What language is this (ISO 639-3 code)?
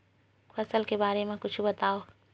hne